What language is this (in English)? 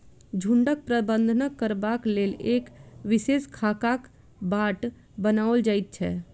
Maithili